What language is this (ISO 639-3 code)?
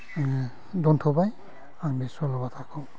brx